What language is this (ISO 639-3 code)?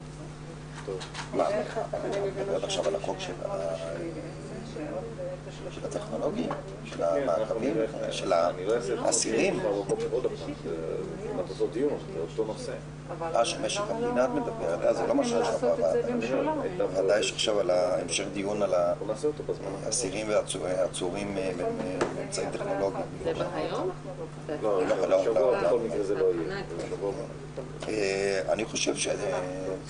heb